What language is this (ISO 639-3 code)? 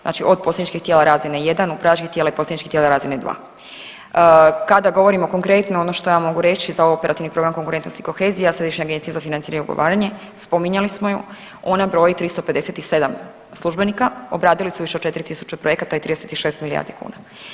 hrv